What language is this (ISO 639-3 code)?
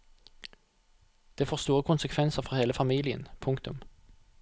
nor